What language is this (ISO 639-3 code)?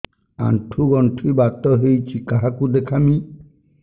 ori